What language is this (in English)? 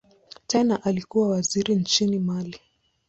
Swahili